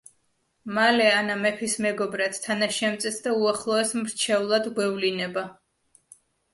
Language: Georgian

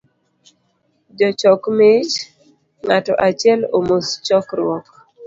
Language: Luo (Kenya and Tanzania)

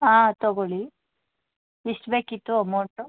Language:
Kannada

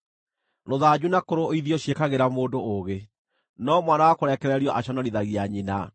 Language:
Kikuyu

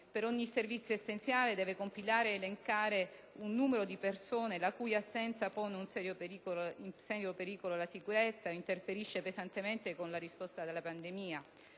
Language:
Italian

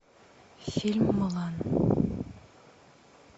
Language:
Russian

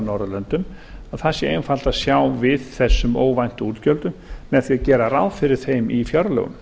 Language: Icelandic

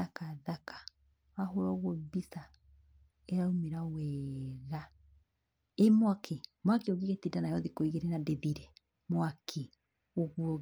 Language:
Kikuyu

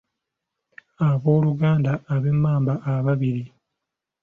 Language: Ganda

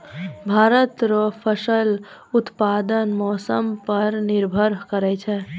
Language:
Maithili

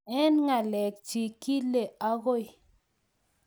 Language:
Kalenjin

